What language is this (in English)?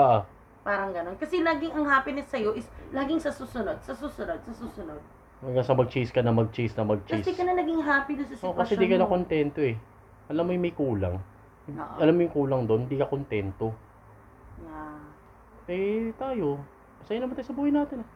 Filipino